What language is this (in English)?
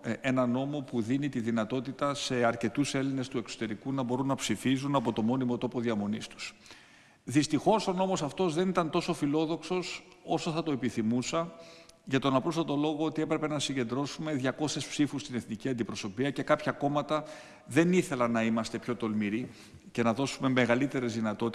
Greek